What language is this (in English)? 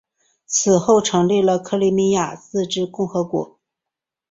Chinese